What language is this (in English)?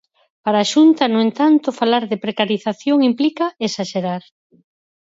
Galician